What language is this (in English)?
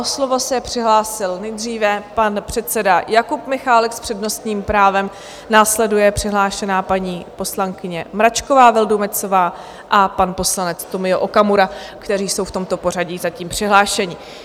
Czech